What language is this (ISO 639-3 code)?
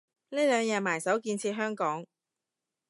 yue